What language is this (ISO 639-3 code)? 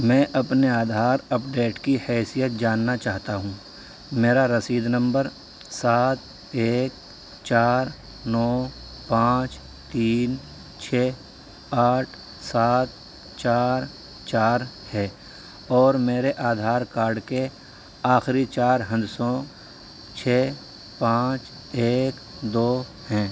urd